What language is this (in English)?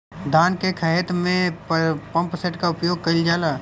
Bhojpuri